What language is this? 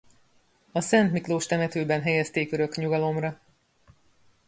Hungarian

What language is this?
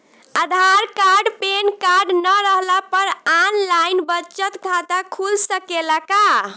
Bhojpuri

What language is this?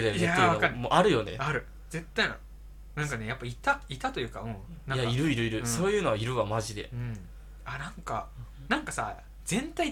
Japanese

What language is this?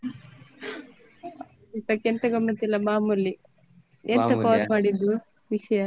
Kannada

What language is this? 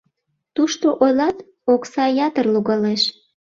Mari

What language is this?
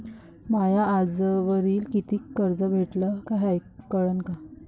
Marathi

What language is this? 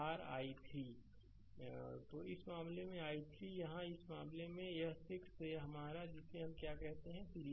Hindi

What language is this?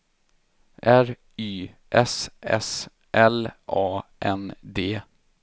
Swedish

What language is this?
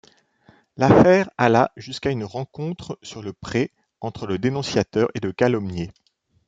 French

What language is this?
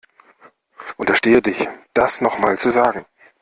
German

